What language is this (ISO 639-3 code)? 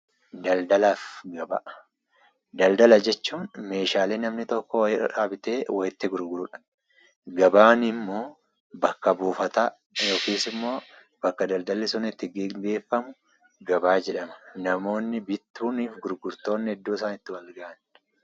orm